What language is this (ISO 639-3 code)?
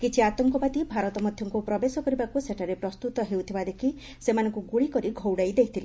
ori